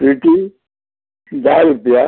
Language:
Konkani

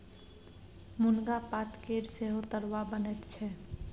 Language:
Maithili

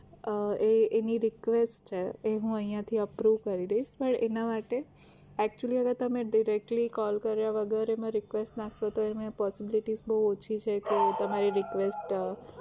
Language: Gujarati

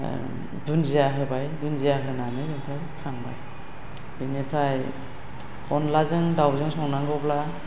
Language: Bodo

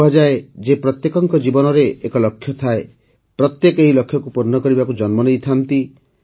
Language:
Odia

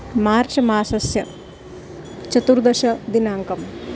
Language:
Sanskrit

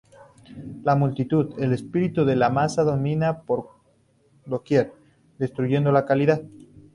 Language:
Spanish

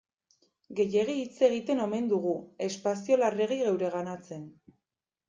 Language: Basque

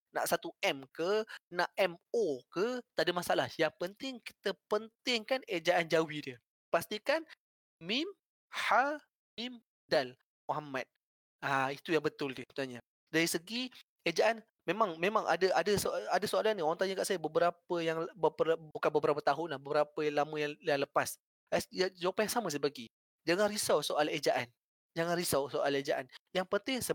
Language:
Malay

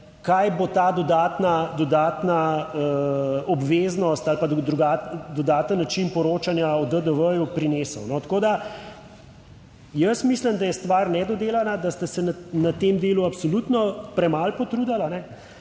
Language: Slovenian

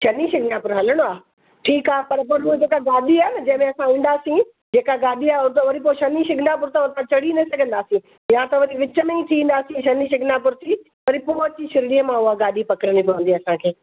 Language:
Sindhi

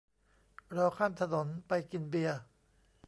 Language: Thai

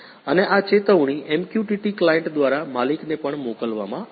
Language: Gujarati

